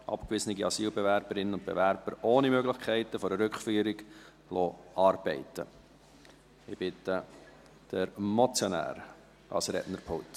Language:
Swiss German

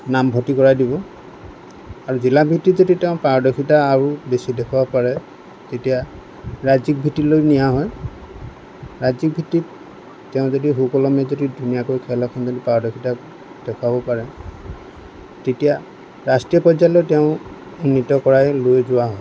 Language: Assamese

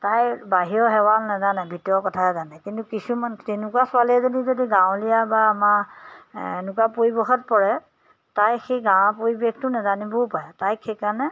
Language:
Assamese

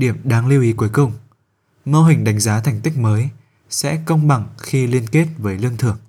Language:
Vietnamese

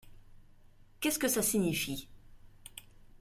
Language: French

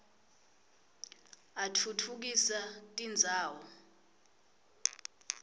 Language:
Swati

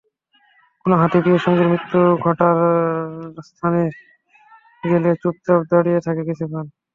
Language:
Bangla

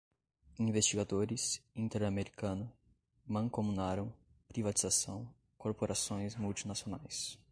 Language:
Portuguese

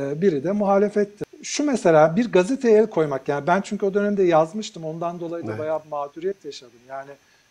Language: Turkish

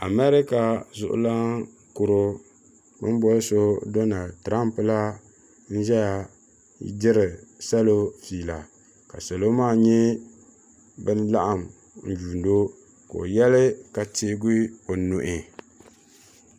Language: Dagbani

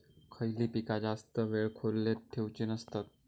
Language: Marathi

